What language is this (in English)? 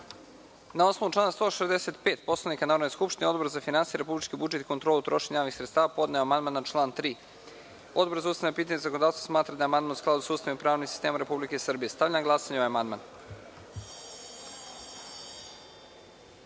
Serbian